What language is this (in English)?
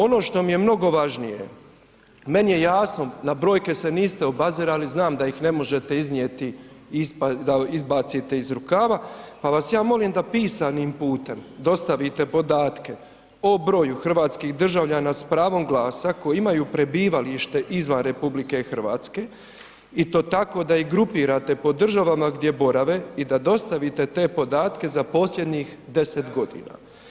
Croatian